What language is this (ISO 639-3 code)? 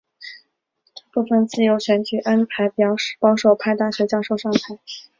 zho